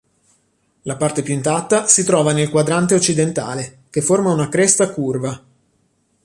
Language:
Italian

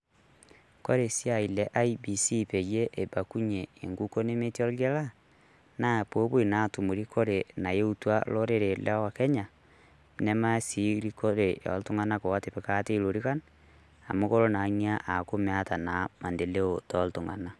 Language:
Masai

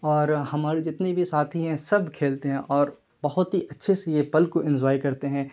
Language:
Urdu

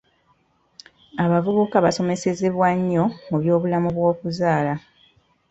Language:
Ganda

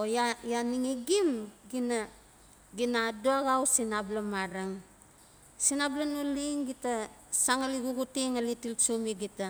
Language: Notsi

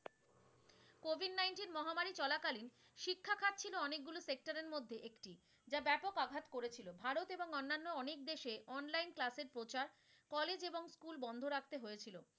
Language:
Bangla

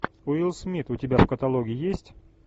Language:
Russian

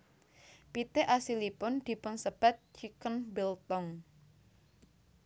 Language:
Javanese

